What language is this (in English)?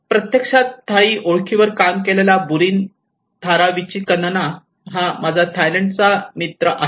Marathi